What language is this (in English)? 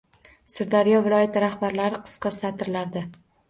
Uzbek